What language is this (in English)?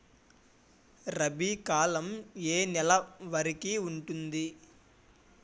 Telugu